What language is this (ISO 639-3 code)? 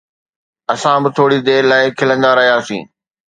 snd